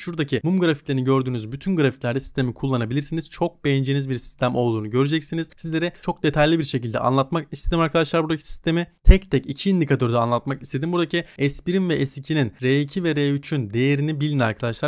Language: Turkish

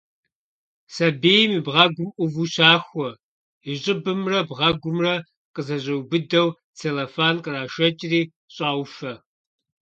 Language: Kabardian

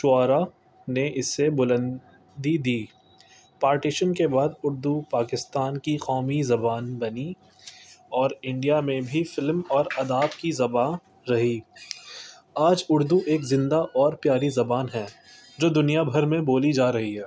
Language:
Urdu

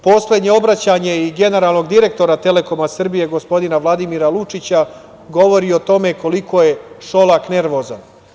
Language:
Serbian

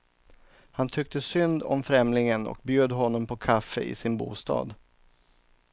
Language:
Swedish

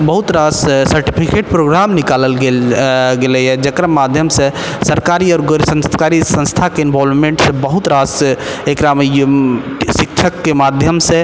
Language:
Maithili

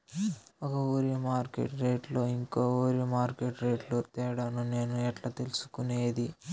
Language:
Telugu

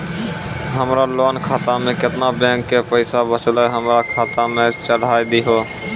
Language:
Maithili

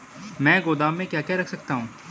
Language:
Hindi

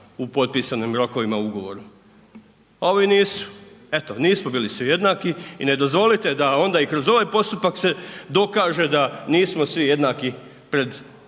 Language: Croatian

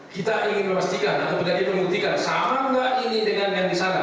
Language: Indonesian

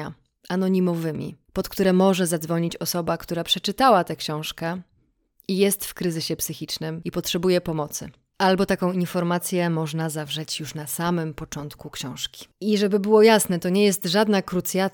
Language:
Polish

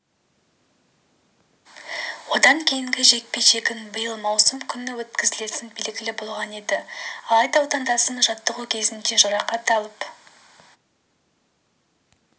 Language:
Kazakh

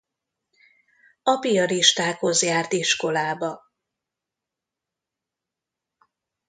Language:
Hungarian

